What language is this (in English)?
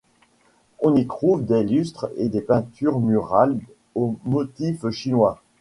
French